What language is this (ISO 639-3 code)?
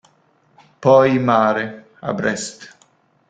ita